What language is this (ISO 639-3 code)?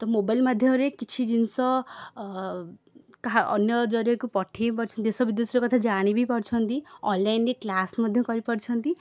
ori